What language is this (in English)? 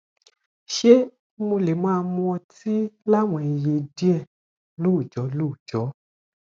Yoruba